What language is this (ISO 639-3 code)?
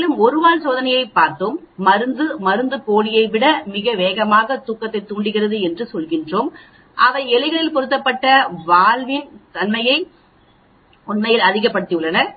tam